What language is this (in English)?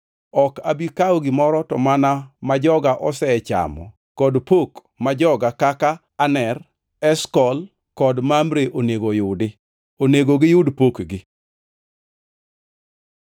Luo (Kenya and Tanzania)